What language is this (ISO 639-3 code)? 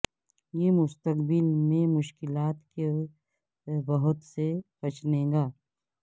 urd